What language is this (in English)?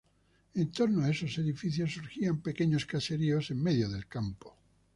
Spanish